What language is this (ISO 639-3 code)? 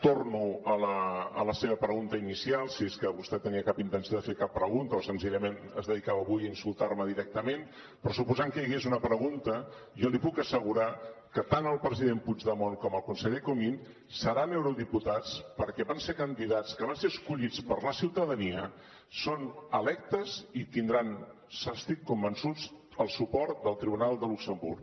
cat